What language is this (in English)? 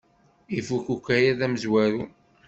Kabyle